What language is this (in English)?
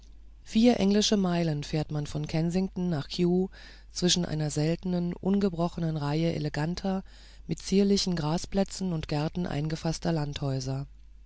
German